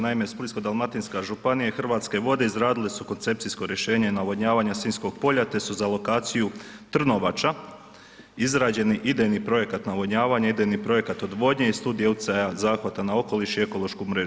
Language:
Croatian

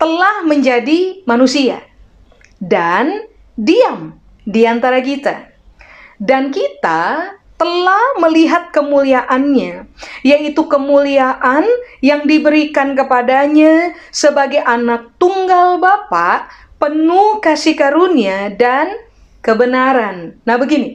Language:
Indonesian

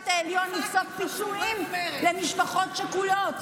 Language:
Hebrew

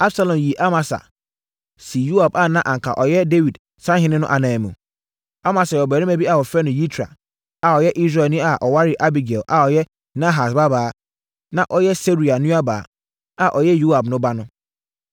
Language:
Akan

